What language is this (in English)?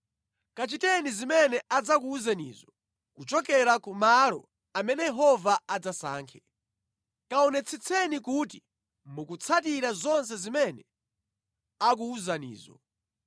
Nyanja